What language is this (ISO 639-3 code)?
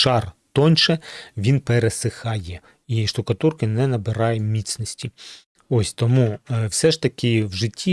ukr